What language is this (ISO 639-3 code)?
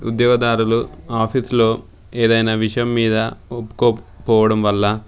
tel